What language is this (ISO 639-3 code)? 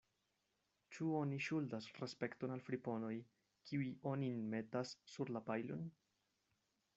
epo